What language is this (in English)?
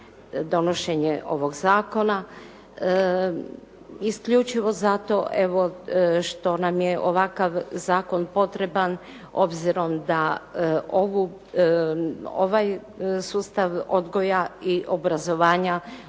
Croatian